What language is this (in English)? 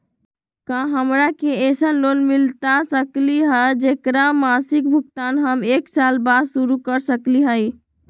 Magahi